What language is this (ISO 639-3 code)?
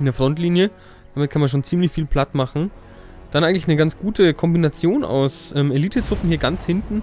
deu